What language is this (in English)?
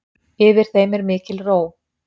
Icelandic